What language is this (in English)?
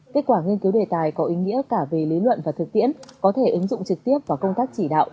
Vietnamese